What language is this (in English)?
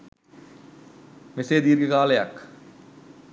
Sinhala